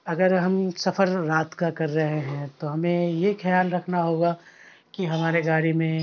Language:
Urdu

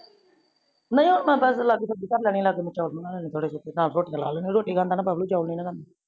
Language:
Punjabi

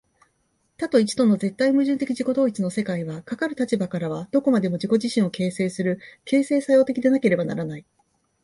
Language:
Japanese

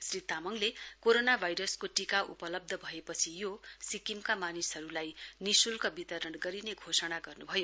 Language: Nepali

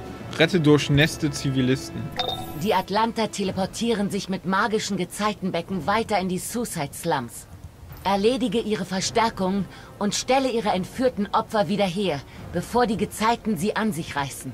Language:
German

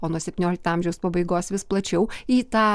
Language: Lithuanian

